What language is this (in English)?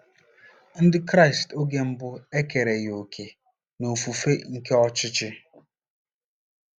Igbo